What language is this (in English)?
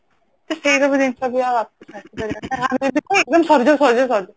Odia